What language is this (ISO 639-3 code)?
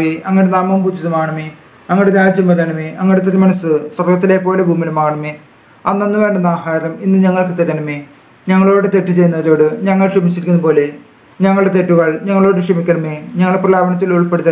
mal